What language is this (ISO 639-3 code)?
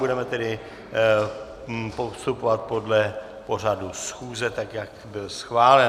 ces